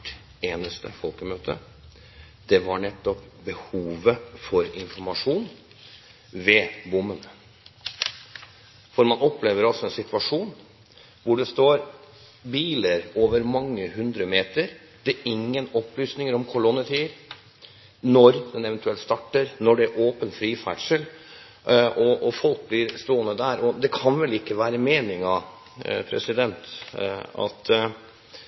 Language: Norwegian Bokmål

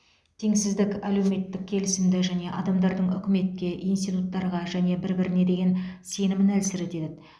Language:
Kazakh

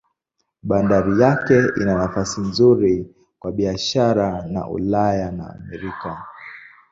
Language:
Swahili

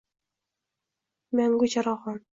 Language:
Uzbek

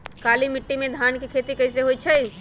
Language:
Magahi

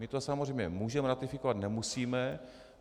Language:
Czech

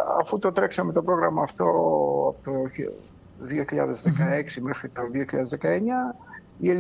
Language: Greek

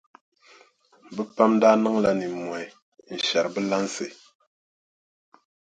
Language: Dagbani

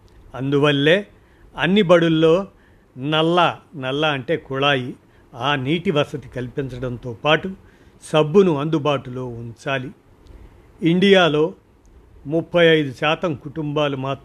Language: Telugu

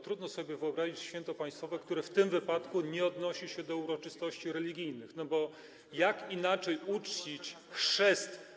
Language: Polish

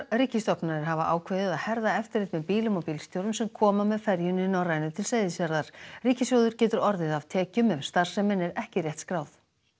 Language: Icelandic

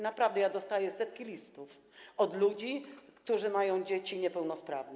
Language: Polish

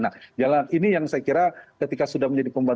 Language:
Indonesian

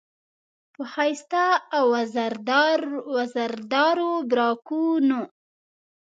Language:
Pashto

